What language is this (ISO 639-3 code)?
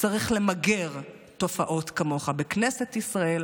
heb